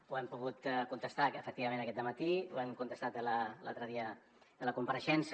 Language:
Catalan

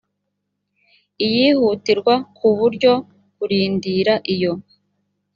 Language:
Kinyarwanda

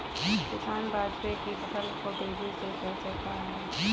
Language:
Hindi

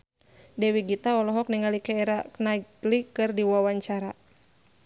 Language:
Sundanese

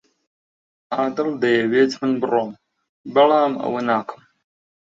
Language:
Central Kurdish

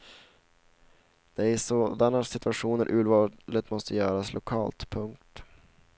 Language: Swedish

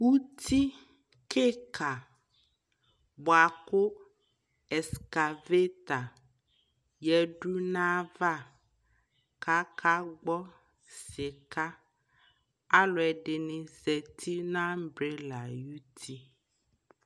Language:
Ikposo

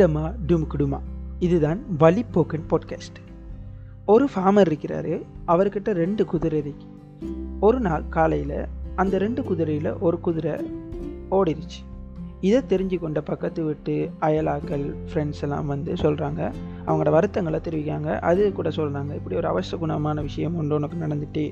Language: Tamil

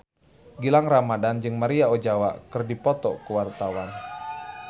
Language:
Sundanese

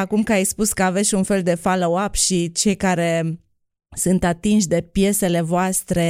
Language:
Romanian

